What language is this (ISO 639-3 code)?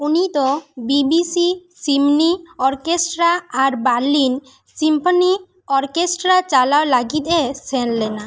sat